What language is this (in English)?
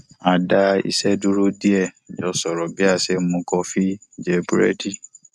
Yoruba